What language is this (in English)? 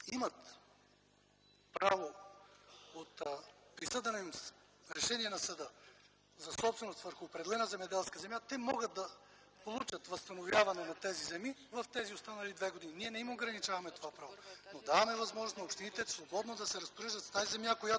Bulgarian